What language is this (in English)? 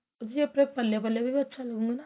Punjabi